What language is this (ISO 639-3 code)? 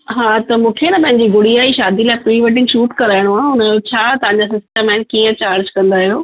snd